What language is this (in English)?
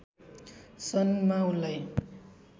Nepali